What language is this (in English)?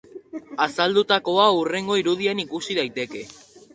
Basque